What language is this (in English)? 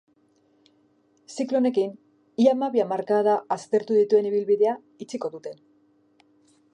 Basque